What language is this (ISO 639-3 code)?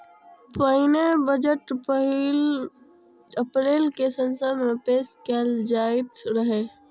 mai